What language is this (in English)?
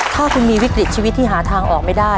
Thai